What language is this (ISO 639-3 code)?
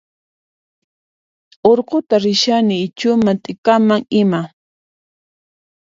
qxp